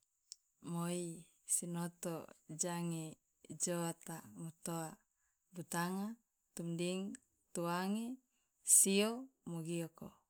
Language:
Loloda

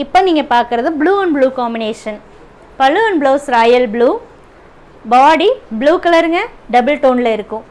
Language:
Tamil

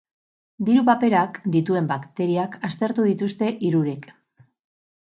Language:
Basque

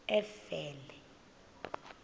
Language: Xhosa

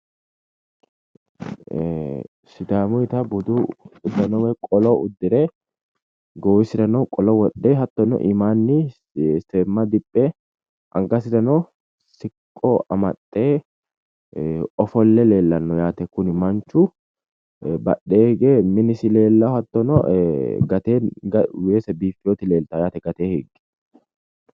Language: Sidamo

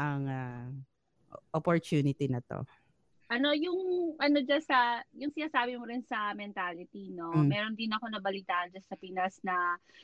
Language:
Filipino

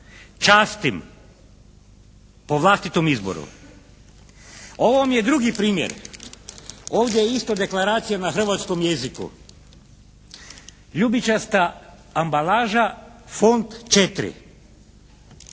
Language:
Croatian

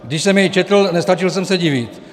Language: Czech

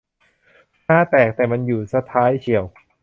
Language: Thai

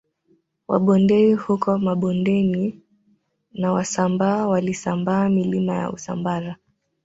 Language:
Swahili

